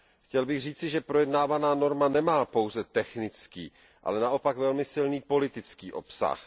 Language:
Czech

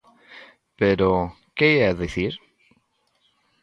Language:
Galician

